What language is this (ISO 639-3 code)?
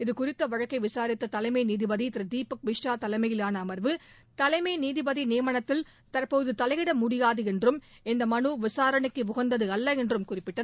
tam